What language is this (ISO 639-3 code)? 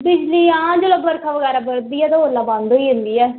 doi